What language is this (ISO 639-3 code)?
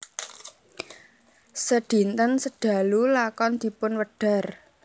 jav